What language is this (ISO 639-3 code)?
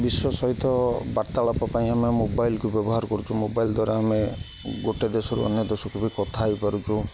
ori